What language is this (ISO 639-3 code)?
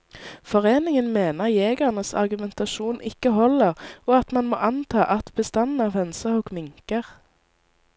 nor